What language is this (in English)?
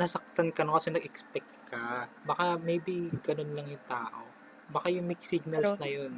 Filipino